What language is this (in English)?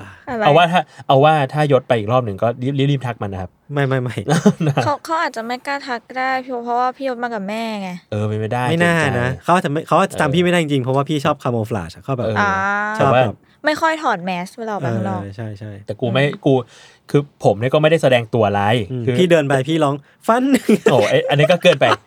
Thai